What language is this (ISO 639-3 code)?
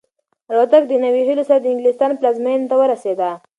pus